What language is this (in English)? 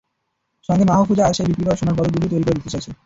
Bangla